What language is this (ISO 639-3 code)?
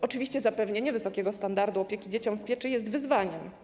pol